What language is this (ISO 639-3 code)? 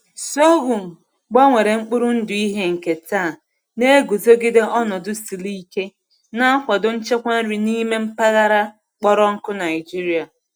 ibo